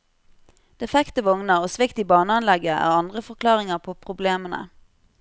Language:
Norwegian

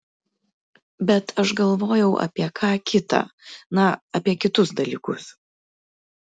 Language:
Lithuanian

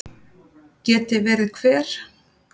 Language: Icelandic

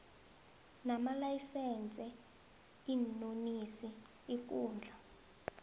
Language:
South Ndebele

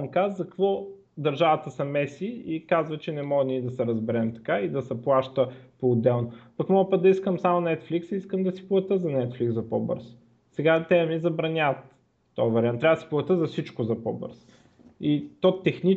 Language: Bulgarian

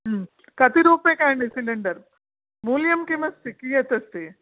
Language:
Sanskrit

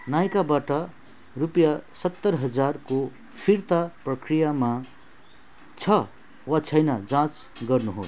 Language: Nepali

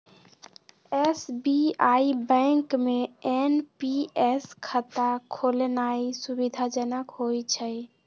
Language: Magahi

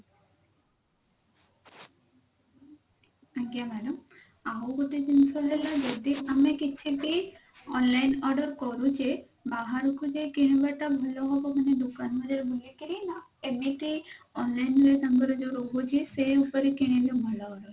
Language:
Odia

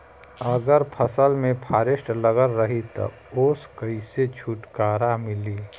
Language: Bhojpuri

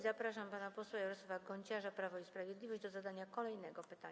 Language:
Polish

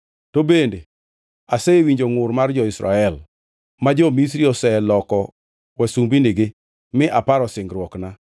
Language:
Luo (Kenya and Tanzania)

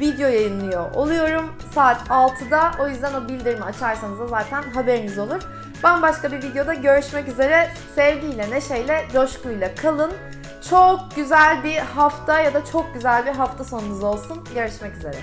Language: Turkish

